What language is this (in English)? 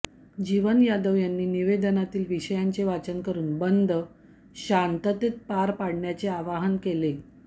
Marathi